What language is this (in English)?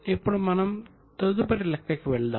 Telugu